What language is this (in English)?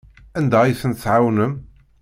Kabyle